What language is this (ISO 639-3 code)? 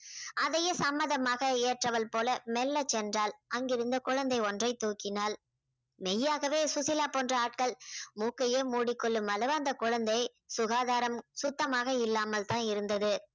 tam